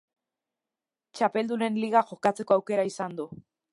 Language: Basque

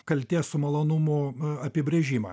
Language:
Lithuanian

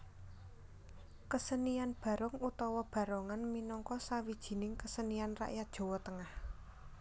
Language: Javanese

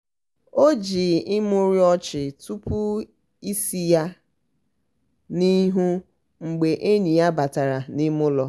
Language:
Igbo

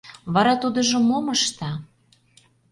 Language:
Mari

